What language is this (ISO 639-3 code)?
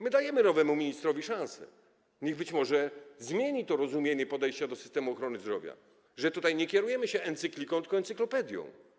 pol